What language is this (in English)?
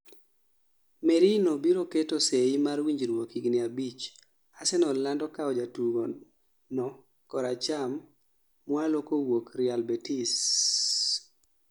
Luo (Kenya and Tanzania)